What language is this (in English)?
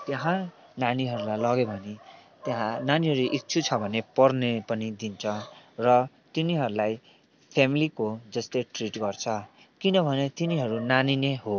Nepali